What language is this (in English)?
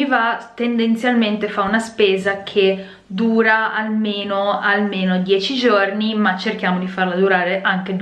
Italian